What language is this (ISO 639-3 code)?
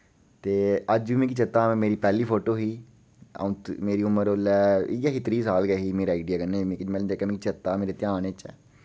doi